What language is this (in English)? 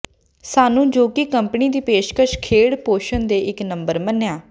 Punjabi